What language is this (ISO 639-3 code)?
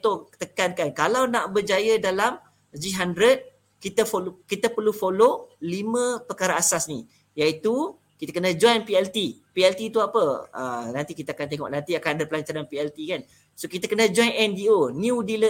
msa